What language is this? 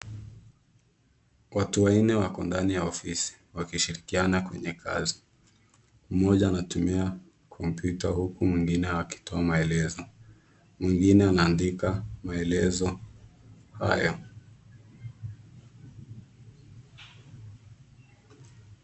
Swahili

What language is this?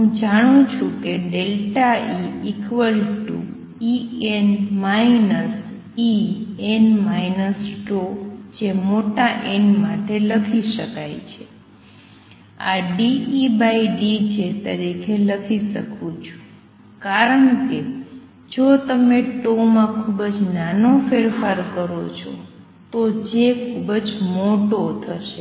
Gujarati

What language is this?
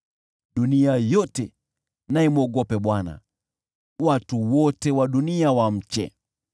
Swahili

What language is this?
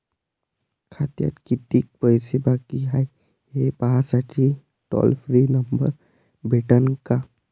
Marathi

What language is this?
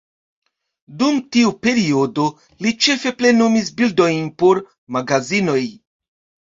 Esperanto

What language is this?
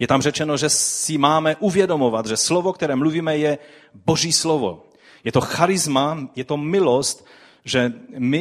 Czech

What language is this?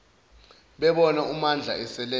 Zulu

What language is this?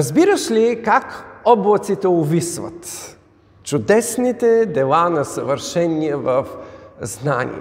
Bulgarian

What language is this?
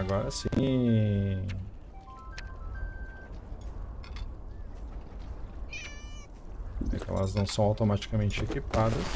Portuguese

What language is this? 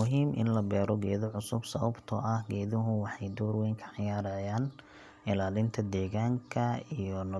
Somali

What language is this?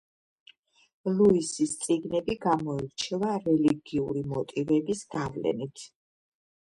Georgian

